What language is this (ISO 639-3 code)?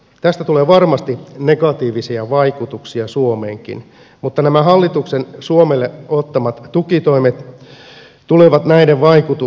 fin